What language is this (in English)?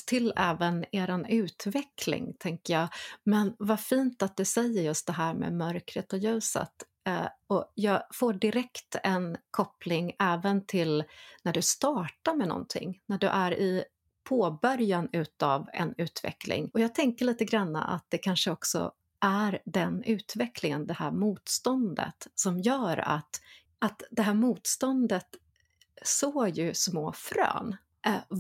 Swedish